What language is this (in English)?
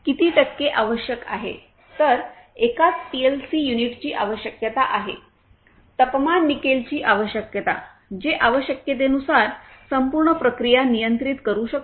Marathi